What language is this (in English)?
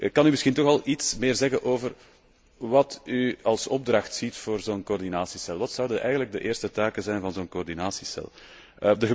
Dutch